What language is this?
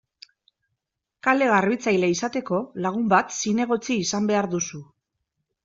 Basque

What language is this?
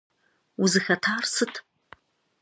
Kabardian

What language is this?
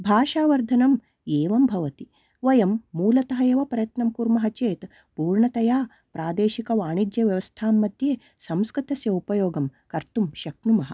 Sanskrit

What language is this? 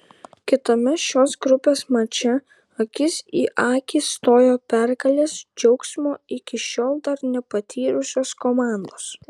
Lithuanian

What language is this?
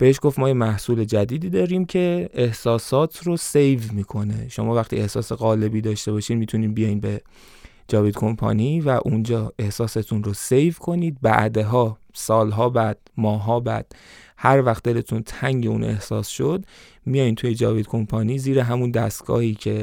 Persian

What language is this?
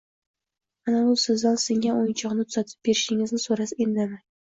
Uzbek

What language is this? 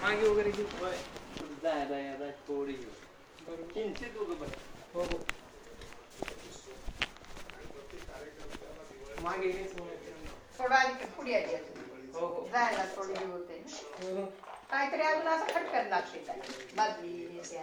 Marathi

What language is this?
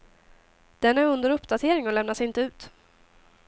Swedish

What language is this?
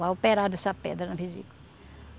Portuguese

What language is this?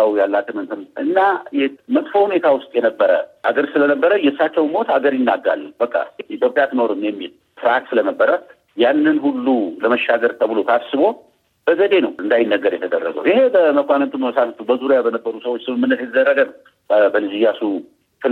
Amharic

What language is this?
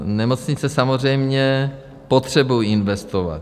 Czech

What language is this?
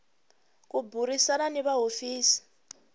Tsonga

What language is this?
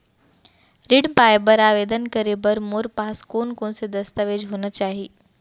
Chhattisgarhi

